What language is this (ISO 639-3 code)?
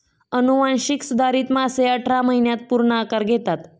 mar